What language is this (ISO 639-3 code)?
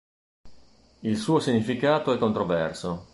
ita